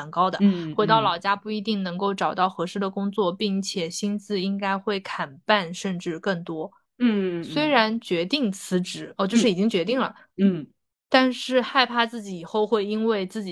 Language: Chinese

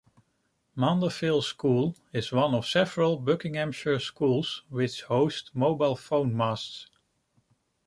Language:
English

